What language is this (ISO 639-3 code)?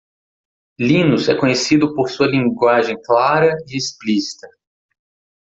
por